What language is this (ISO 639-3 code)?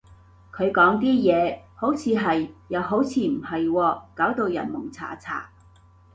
yue